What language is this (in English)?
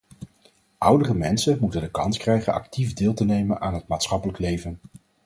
Dutch